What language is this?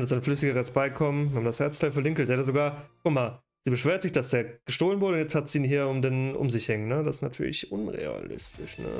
German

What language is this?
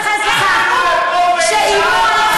Hebrew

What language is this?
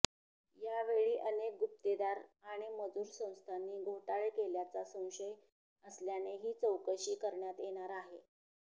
Marathi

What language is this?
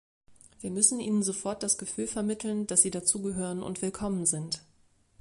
German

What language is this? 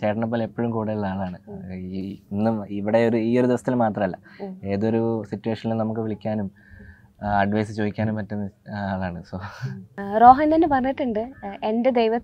Malayalam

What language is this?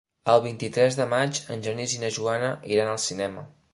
Catalan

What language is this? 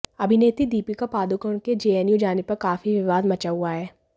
Hindi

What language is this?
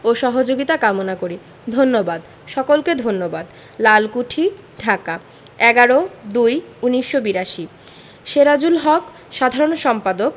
Bangla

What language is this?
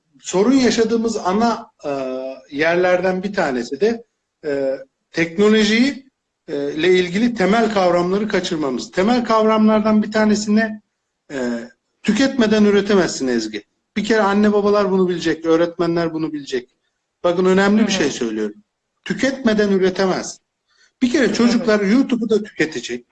Turkish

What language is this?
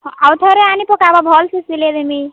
Odia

